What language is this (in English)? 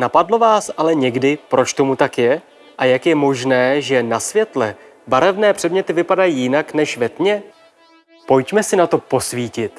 Czech